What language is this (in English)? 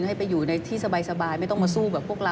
Thai